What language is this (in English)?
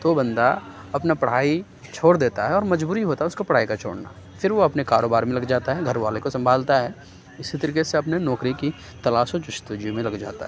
Urdu